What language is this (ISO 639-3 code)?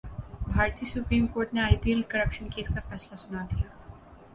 urd